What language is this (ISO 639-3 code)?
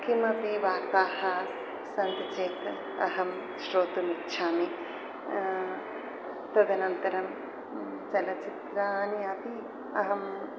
san